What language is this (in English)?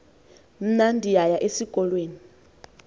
Xhosa